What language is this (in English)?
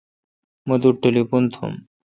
Kalkoti